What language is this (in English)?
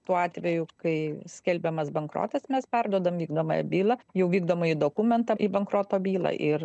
Lithuanian